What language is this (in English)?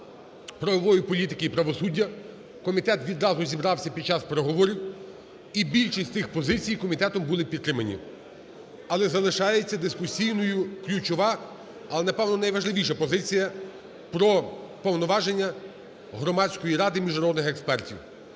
Ukrainian